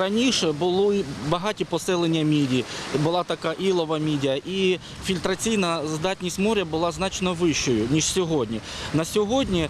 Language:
Ukrainian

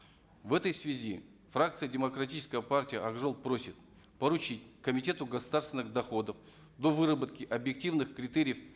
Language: Kazakh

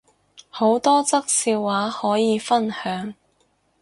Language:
Cantonese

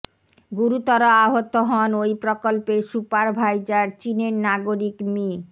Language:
Bangla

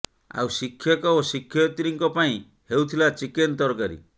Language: Odia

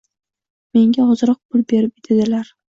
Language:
Uzbek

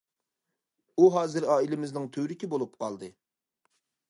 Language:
Uyghur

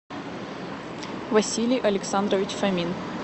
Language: Russian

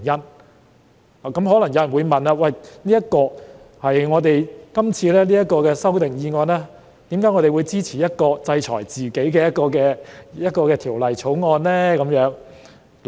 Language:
Cantonese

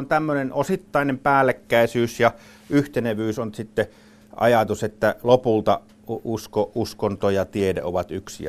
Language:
Finnish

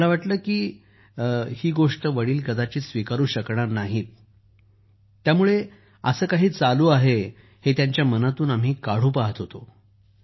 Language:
Marathi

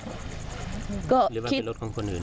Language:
Thai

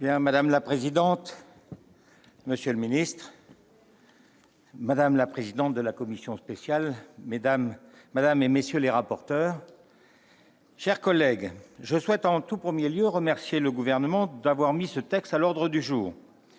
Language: French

